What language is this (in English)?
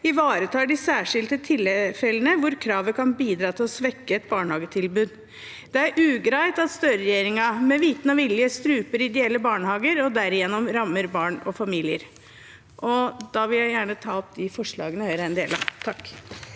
Norwegian